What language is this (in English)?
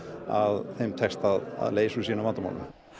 Icelandic